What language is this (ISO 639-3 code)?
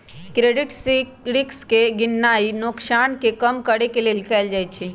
mag